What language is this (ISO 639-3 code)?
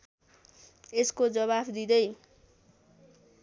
nep